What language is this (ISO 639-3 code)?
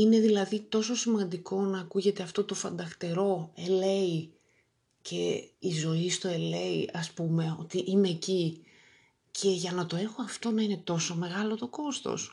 ell